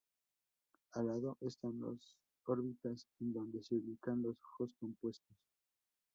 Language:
Spanish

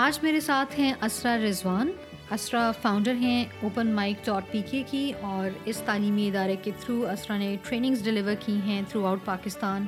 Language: Urdu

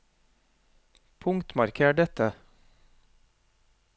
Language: Norwegian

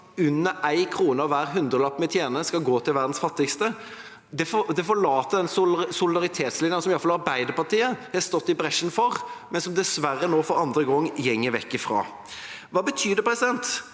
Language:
Norwegian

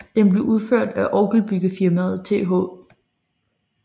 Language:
Danish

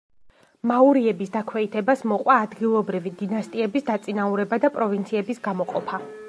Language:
Georgian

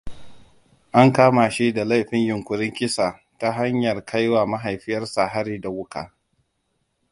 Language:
Hausa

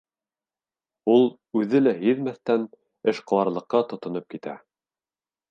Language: Bashkir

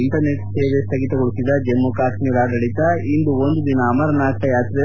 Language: Kannada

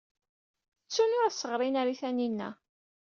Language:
Kabyle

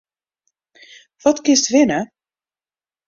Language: Western Frisian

